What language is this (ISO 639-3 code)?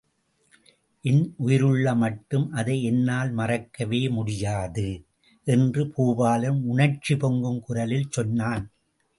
tam